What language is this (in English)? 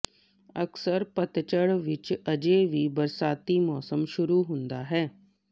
Punjabi